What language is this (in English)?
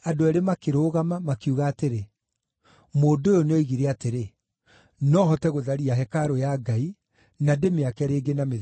Kikuyu